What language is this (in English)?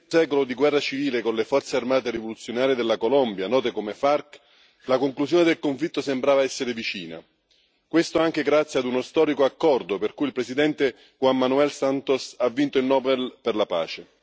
Italian